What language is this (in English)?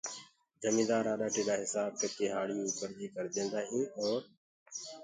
Gurgula